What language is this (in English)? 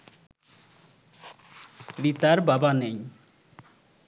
Bangla